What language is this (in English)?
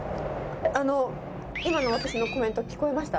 Japanese